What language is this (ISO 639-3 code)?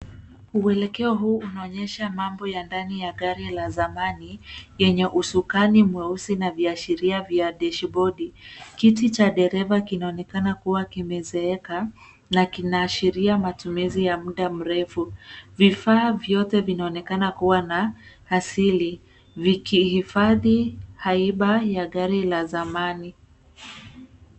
swa